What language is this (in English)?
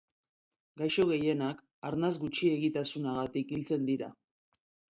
Basque